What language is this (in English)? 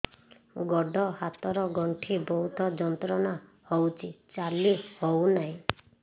Odia